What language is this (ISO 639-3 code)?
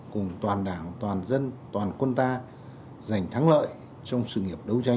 vie